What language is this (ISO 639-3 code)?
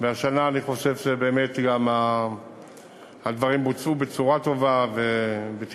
heb